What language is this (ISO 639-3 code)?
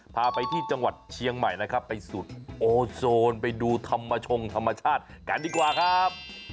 tha